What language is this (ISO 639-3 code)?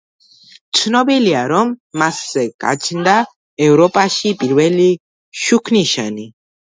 kat